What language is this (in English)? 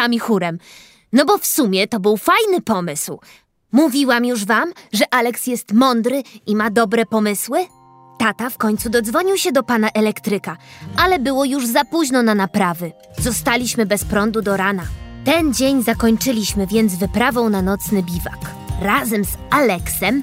Polish